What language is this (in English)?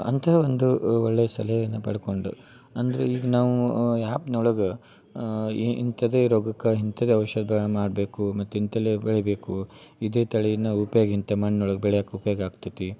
Kannada